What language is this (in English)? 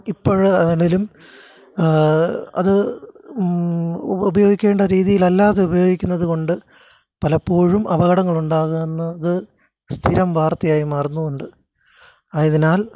Malayalam